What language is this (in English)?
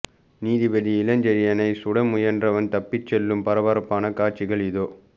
Tamil